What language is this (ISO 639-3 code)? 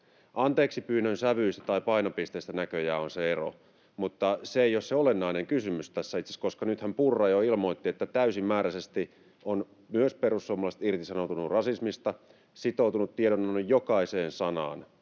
fin